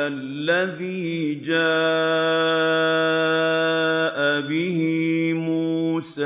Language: Arabic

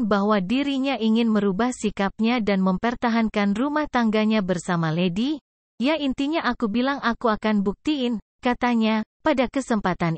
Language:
Indonesian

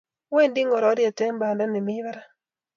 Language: Kalenjin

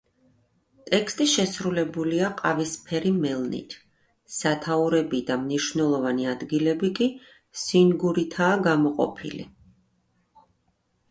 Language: Georgian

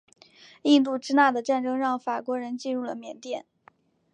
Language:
Chinese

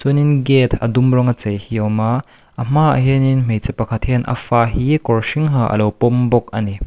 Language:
Mizo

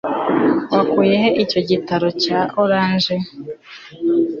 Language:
Kinyarwanda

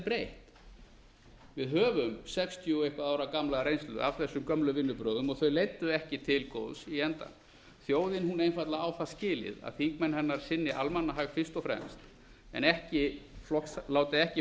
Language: Icelandic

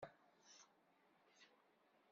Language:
Kabyle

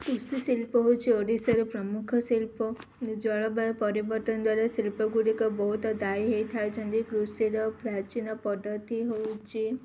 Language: Odia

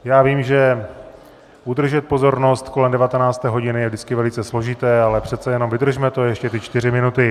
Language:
Czech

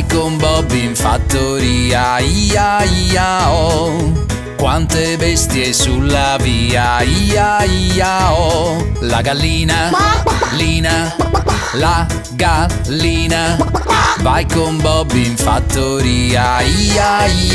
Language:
Italian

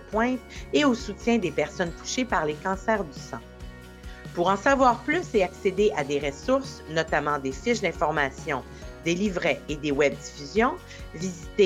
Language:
French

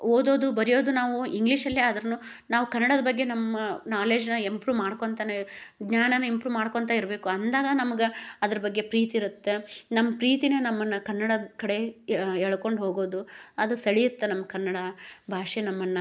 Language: Kannada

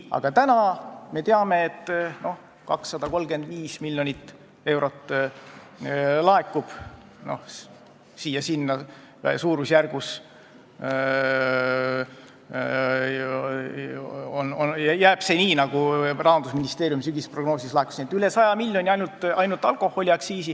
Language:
Estonian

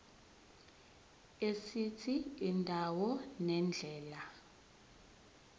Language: Zulu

